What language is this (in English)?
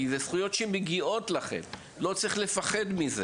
Hebrew